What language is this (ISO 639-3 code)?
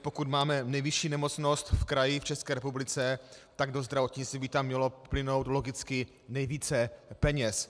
ces